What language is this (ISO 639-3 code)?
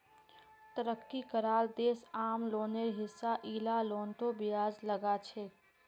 mag